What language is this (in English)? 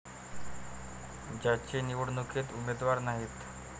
Marathi